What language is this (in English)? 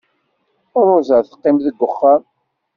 Kabyle